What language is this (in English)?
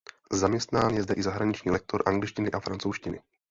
Czech